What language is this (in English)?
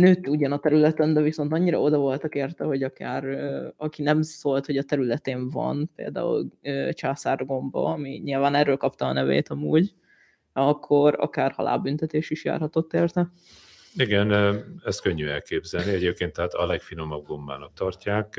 Hungarian